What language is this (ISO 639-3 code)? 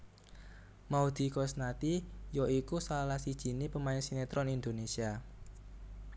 jav